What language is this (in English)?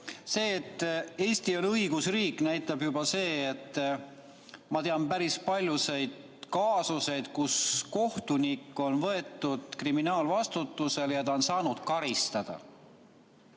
Estonian